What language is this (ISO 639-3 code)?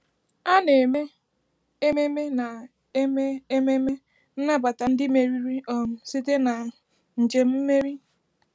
ibo